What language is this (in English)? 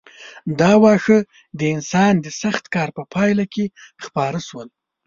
Pashto